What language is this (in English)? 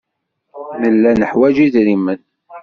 Kabyle